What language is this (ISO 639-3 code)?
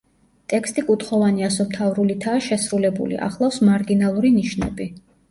kat